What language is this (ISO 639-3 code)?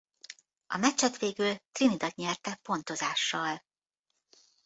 hun